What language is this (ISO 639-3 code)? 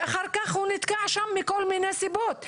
heb